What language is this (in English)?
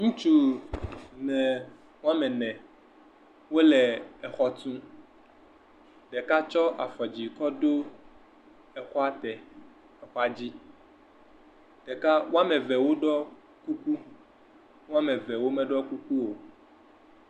Ewe